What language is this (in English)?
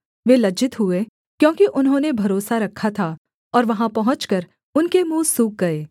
Hindi